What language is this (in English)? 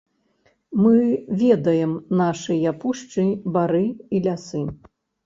Belarusian